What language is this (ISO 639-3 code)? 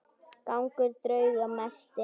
isl